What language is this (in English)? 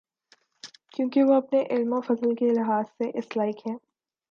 Urdu